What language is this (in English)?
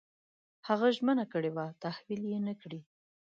Pashto